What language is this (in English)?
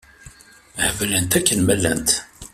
Kabyle